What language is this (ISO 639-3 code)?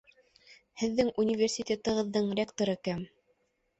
bak